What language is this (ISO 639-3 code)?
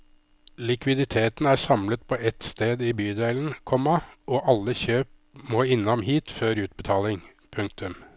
nor